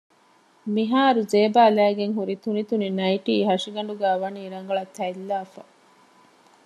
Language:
Divehi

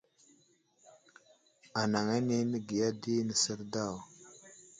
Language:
Wuzlam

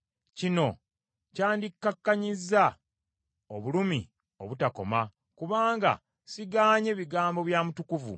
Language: Ganda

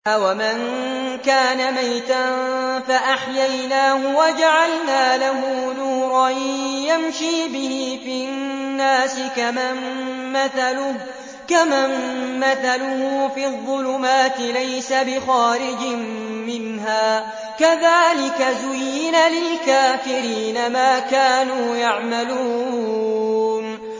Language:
Arabic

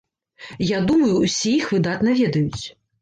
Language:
Belarusian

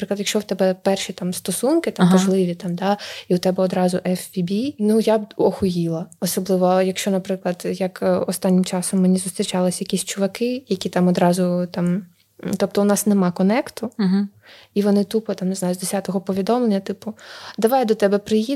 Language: Ukrainian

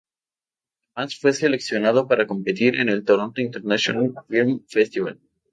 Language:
Spanish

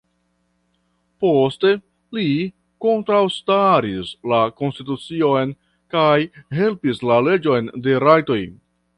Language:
Esperanto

